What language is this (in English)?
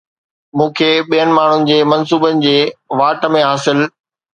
Sindhi